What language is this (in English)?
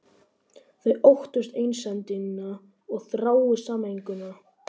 Icelandic